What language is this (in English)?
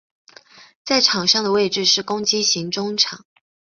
Chinese